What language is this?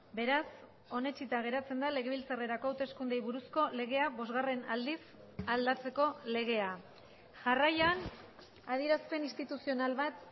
Basque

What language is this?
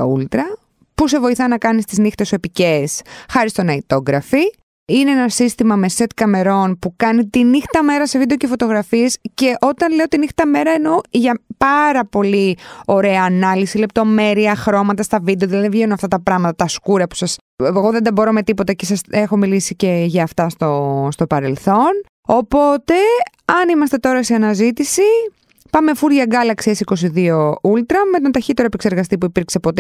Greek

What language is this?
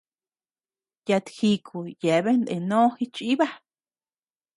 Tepeuxila Cuicatec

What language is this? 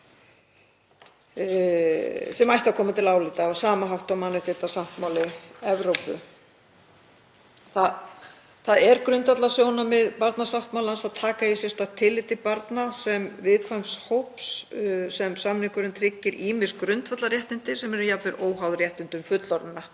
Icelandic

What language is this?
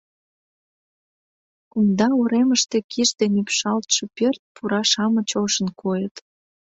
Mari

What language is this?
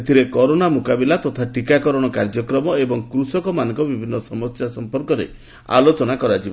Odia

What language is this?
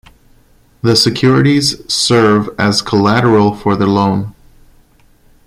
English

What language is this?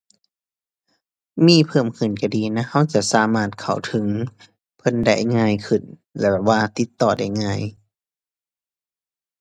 Thai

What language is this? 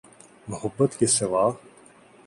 Urdu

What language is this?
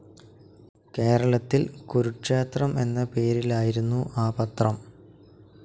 Malayalam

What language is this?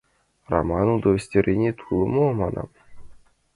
Mari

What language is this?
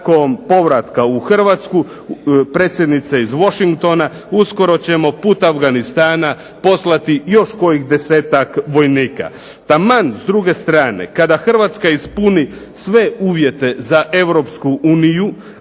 Croatian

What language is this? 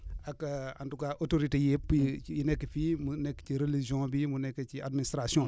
Wolof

